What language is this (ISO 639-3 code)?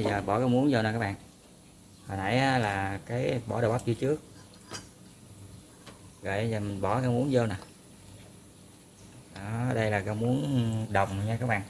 vie